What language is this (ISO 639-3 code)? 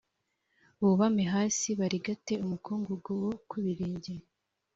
kin